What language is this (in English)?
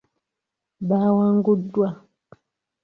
Ganda